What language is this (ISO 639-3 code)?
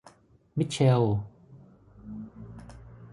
tha